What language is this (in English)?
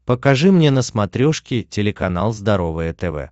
Russian